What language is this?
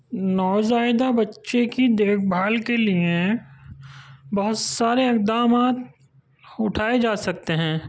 Urdu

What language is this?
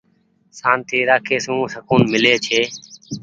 Goaria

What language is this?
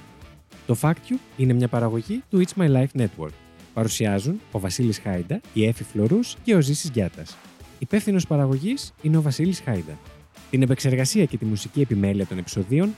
Greek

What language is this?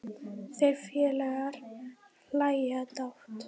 Icelandic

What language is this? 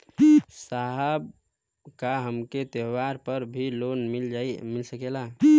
Bhojpuri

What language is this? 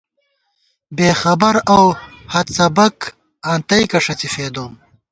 Gawar-Bati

